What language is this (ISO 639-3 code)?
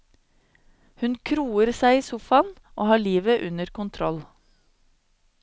nor